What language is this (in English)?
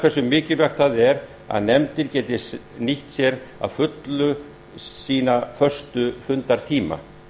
Icelandic